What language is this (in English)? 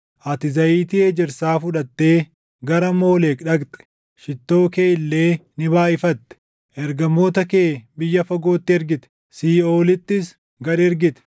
Oromo